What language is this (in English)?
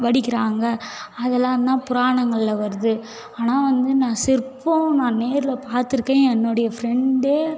Tamil